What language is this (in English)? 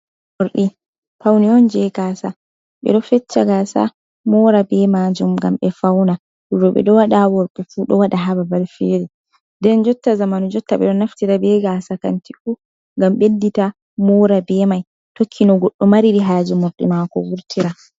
Fula